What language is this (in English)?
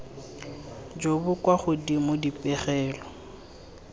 Tswana